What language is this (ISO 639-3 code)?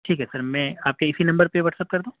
urd